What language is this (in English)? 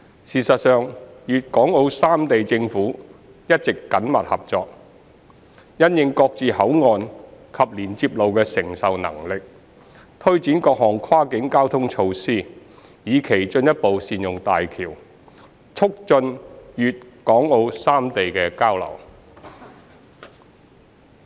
Cantonese